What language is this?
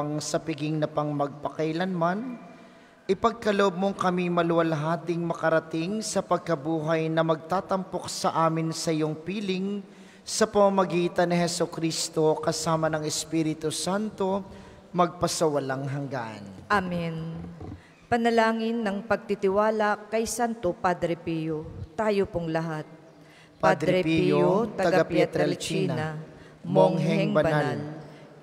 Filipino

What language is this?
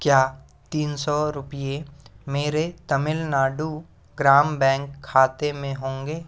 Hindi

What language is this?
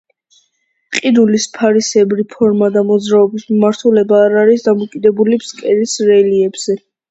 Georgian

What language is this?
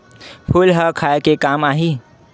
Chhattisgarhi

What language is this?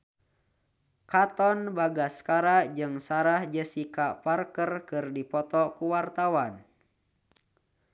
Sundanese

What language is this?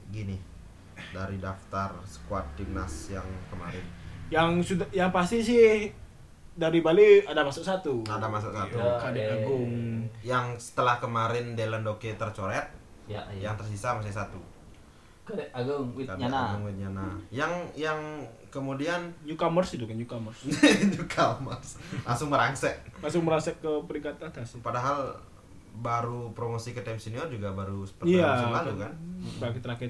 Indonesian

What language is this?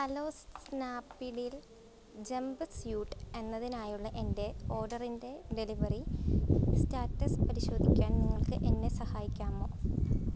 Malayalam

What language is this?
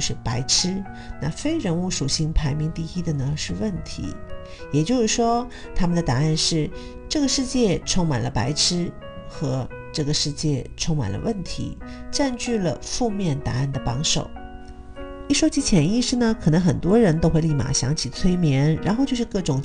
Chinese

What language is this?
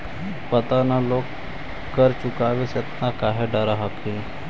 Magahi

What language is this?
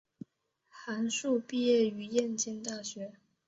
Chinese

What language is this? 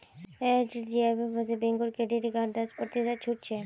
Magahi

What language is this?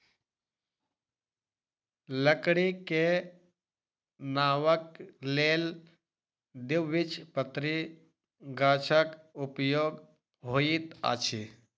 Maithili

